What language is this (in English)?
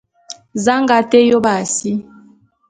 Bulu